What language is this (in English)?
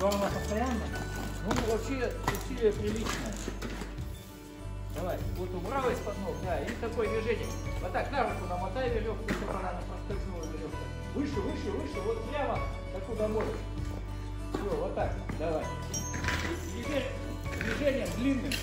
Russian